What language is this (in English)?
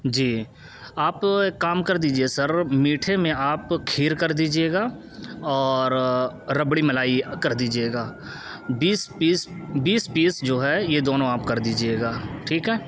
Urdu